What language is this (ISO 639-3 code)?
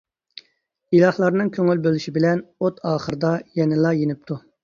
uig